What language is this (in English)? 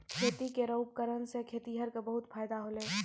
Maithili